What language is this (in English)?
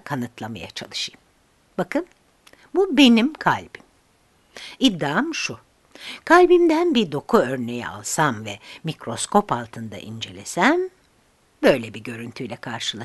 Turkish